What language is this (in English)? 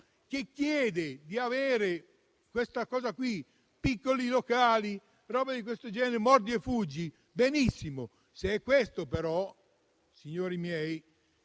Italian